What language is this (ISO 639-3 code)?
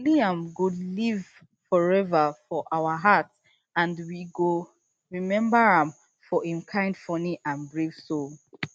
pcm